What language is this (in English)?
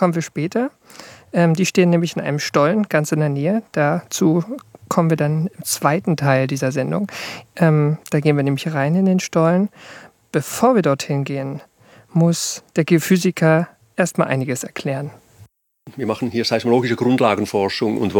German